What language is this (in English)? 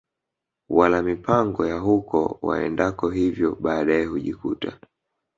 Swahili